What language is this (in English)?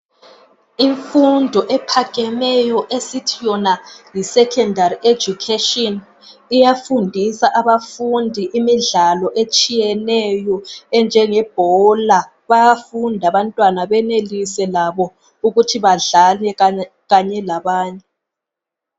North Ndebele